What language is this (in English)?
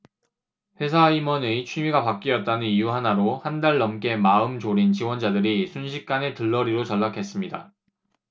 Korean